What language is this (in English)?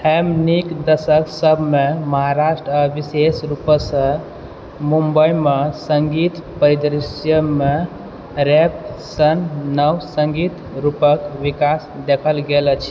Maithili